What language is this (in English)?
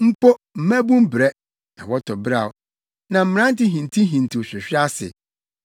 Akan